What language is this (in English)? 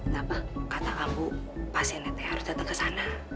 Indonesian